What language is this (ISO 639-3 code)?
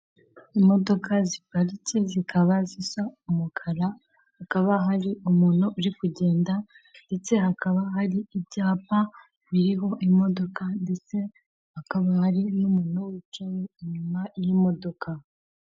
kin